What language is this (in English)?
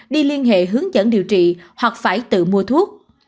Vietnamese